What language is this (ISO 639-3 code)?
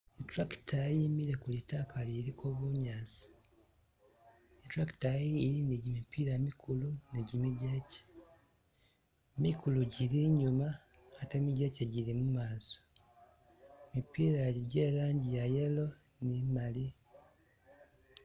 myx